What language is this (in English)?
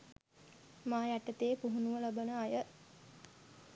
Sinhala